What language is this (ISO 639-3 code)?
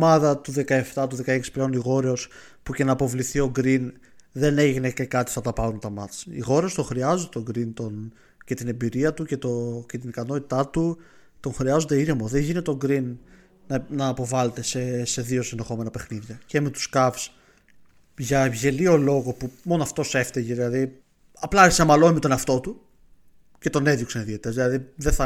ell